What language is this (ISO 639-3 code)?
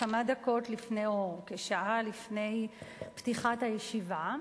heb